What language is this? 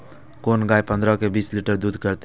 Maithili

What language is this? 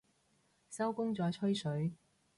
Cantonese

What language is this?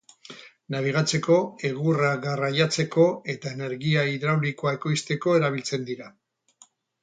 Basque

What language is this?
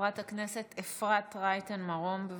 Hebrew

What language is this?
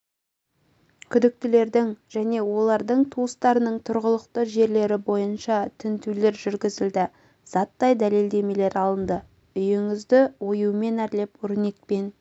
Kazakh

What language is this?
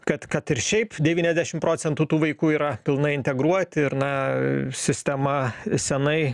Lithuanian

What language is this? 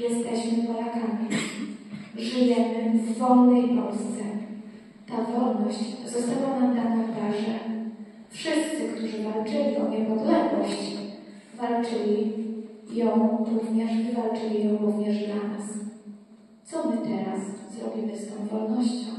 Polish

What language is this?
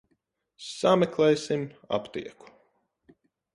Latvian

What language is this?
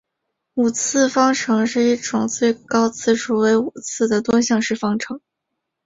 Chinese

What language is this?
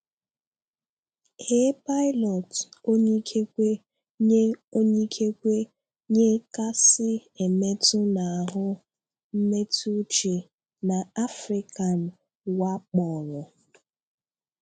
Igbo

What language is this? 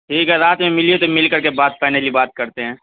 Urdu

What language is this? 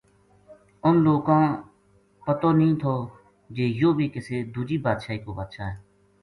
Gujari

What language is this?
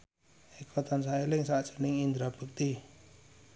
Javanese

